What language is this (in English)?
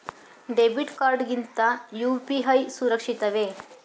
Kannada